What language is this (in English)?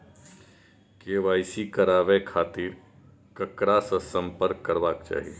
Maithili